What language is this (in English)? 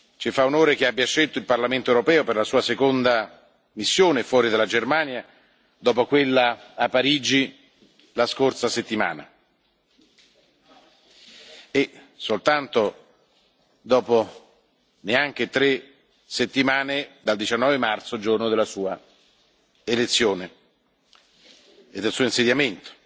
Italian